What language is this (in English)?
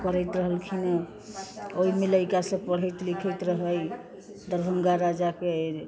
Maithili